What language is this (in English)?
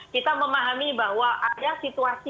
Indonesian